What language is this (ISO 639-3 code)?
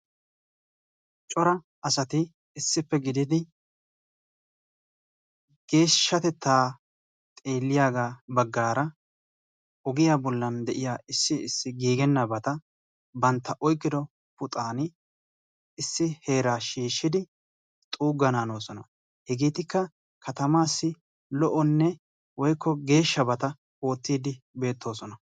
wal